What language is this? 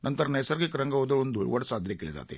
Marathi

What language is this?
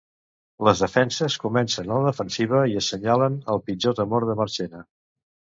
Catalan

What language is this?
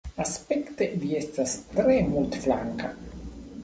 Esperanto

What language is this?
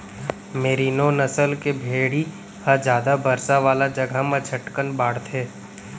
Chhattisgarhi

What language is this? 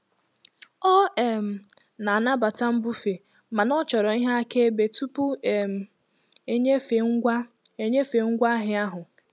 Igbo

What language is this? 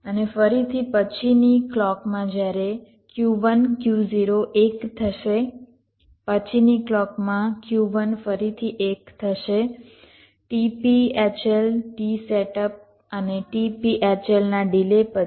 Gujarati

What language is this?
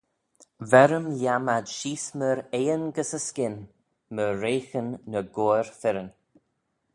Manx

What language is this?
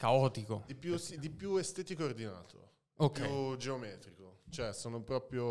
Italian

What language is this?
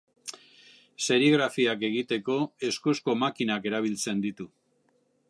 Basque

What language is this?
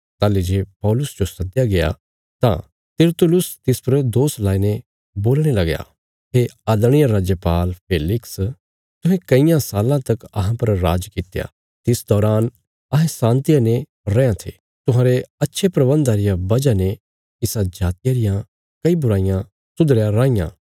Bilaspuri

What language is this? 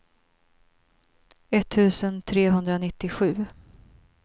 Swedish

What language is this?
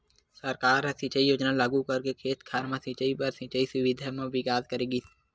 Chhattisgarhi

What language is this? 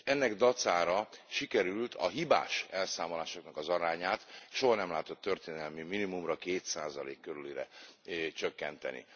Hungarian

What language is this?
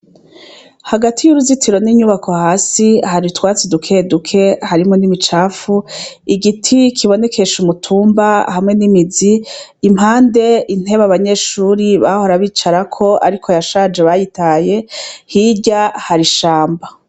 Rundi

